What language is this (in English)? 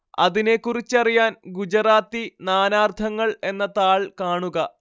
Malayalam